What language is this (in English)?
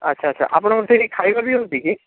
Odia